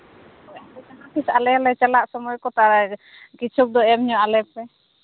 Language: Santali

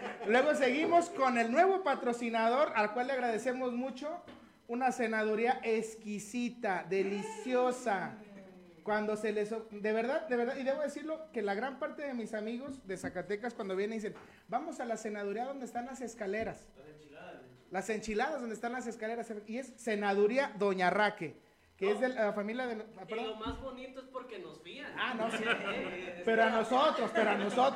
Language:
Spanish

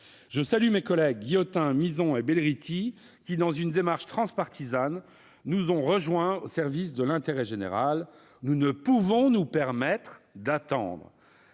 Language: French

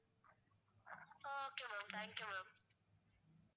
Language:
Tamil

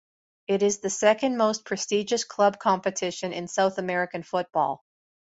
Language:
English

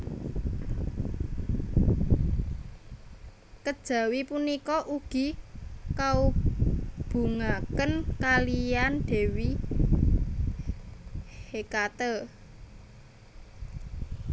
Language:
Javanese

